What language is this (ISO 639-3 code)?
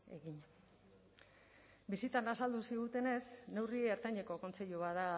eus